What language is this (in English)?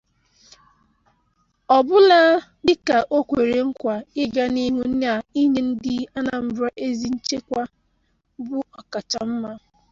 Igbo